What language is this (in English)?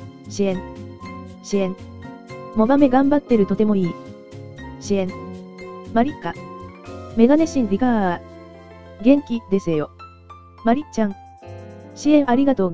Japanese